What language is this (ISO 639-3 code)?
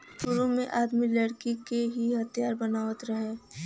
bho